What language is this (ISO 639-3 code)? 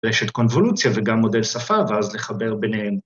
heb